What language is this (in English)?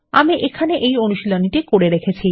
Bangla